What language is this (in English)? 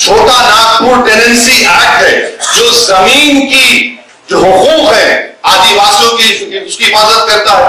Hindi